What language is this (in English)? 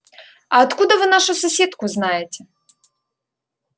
Russian